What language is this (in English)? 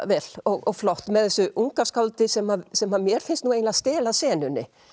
Icelandic